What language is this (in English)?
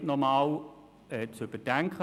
Swiss German